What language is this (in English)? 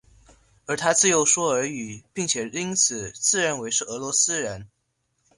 Chinese